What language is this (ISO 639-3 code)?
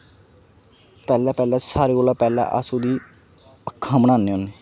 doi